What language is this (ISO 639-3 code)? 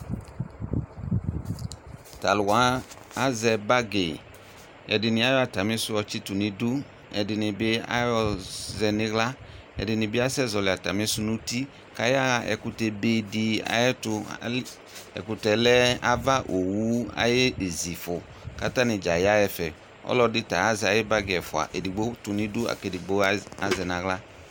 kpo